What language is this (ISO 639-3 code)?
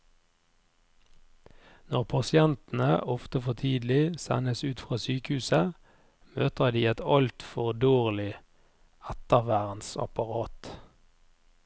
nor